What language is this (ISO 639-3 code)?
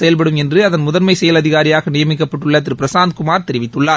tam